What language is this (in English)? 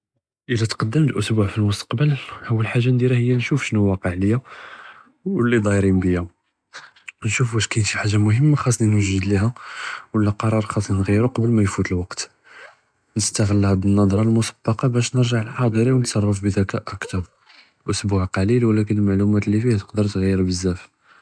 Judeo-Arabic